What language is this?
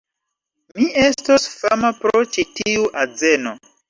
Esperanto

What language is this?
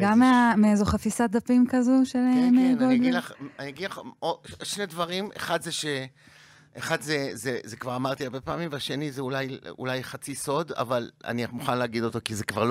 Hebrew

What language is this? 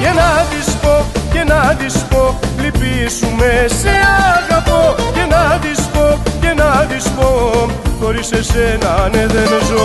Greek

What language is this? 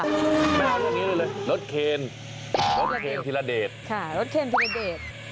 Thai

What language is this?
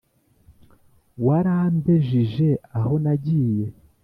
Kinyarwanda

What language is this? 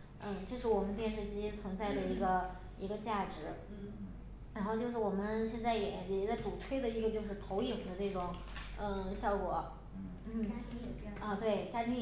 Chinese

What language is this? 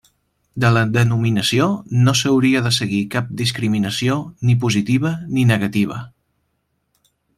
Catalan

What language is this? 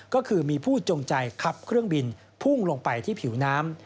Thai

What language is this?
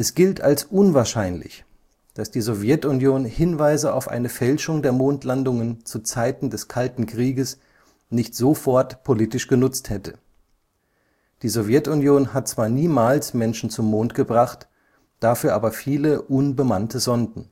German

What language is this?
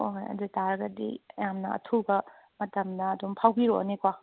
Manipuri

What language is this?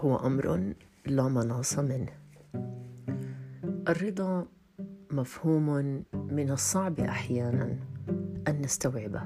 Arabic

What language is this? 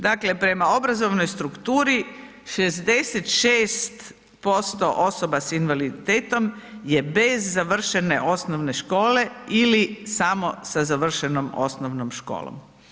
Croatian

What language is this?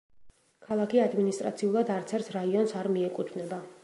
Georgian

